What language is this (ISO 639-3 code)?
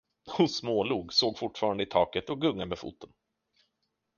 swe